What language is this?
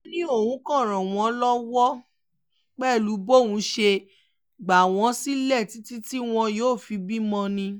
Yoruba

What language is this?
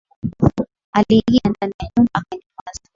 Swahili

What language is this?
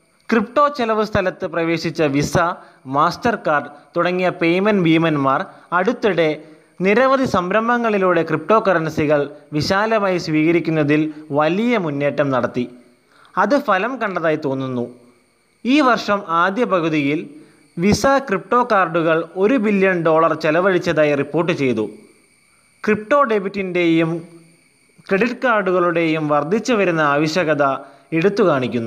Malayalam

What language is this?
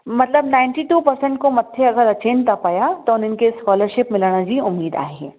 Sindhi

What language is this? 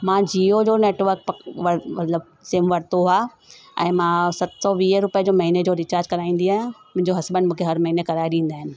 Sindhi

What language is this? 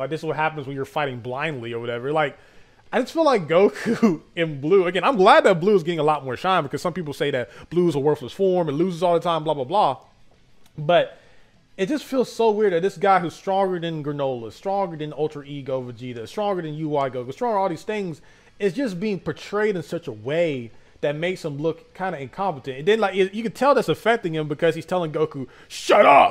English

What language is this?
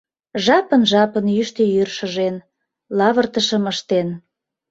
Mari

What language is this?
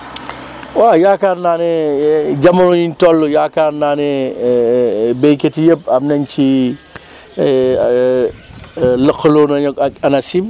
Wolof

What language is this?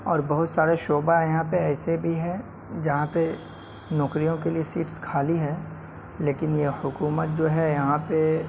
Urdu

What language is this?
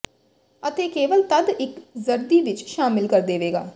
Punjabi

